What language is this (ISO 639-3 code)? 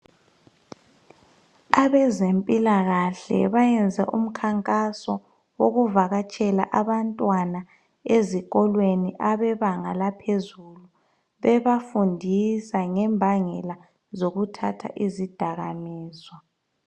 nde